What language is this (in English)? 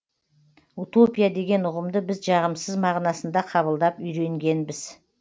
Kazakh